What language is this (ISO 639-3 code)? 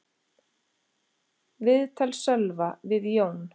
isl